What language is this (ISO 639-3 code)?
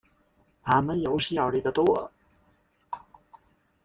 zho